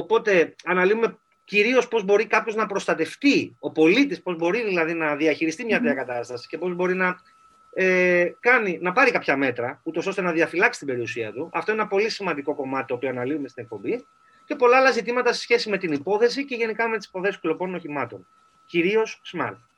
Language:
Greek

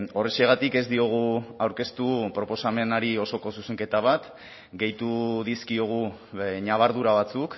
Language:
Basque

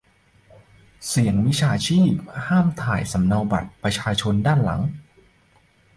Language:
Thai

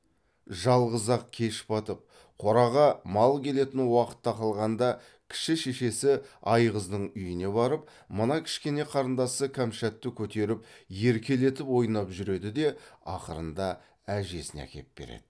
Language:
Kazakh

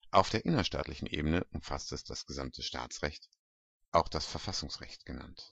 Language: German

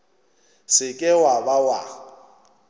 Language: Northern Sotho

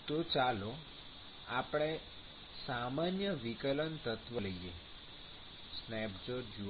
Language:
Gujarati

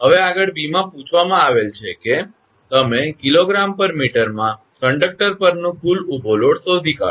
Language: Gujarati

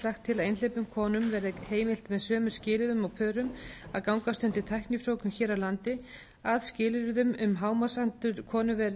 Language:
Icelandic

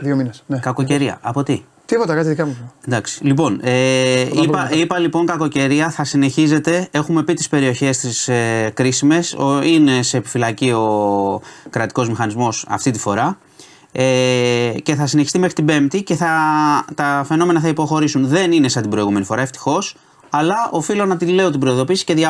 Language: Greek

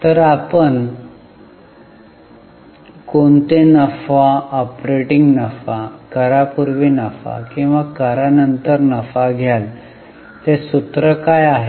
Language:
Marathi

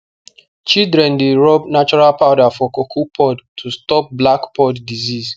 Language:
Nigerian Pidgin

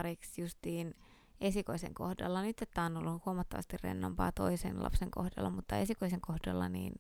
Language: Finnish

